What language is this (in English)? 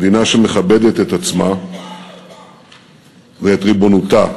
Hebrew